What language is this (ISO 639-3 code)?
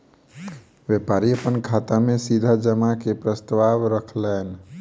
mai